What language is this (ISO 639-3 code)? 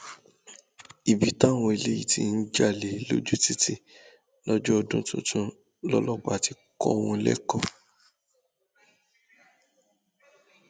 yor